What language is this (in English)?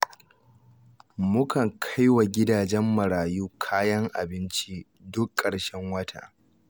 Hausa